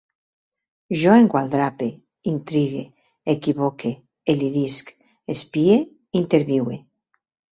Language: Catalan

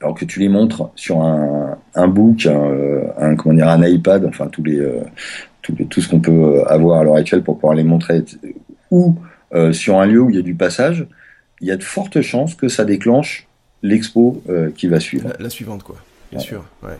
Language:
French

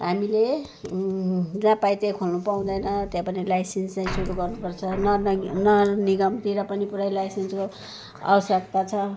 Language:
Nepali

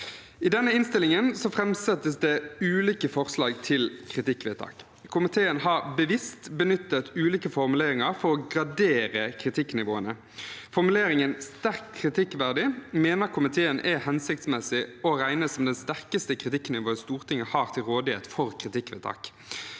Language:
Norwegian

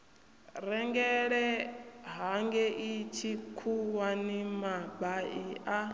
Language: Venda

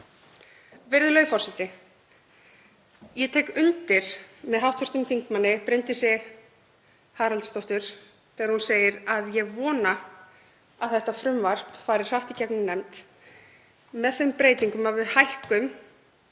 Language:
Icelandic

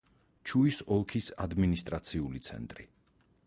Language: Georgian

